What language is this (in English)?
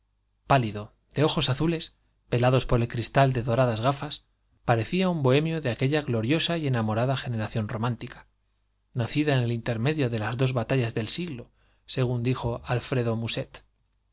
Spanish